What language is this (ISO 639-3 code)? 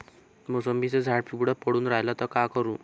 mar